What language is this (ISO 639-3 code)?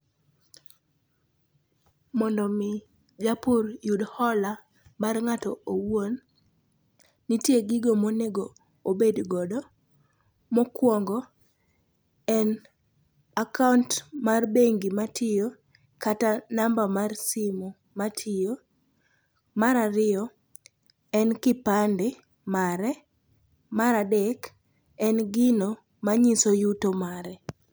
luo